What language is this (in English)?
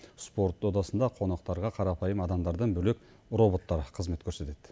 Kazakh